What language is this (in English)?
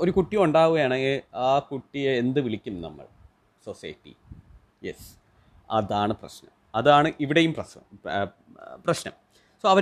Malayalam